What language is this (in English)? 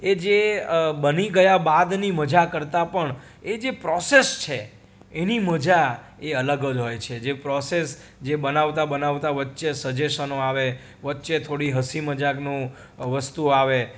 Gujarati